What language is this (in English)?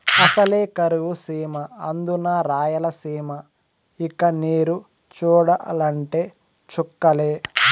Telugu